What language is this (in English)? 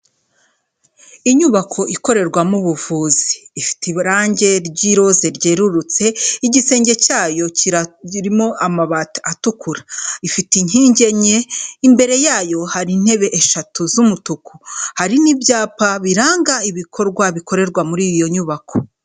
Kinyarwanda